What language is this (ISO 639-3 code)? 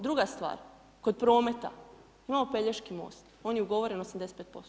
hrv